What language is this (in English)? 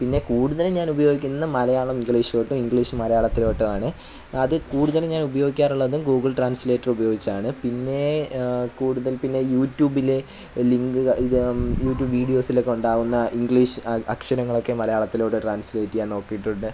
Malayalam